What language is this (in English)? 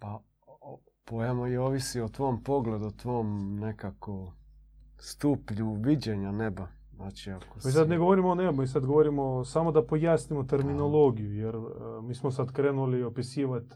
Croatian